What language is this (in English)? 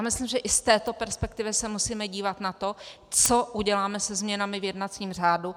Czech